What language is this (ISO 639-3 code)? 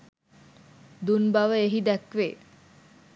sin